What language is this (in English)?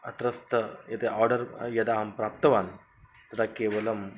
Sanskrit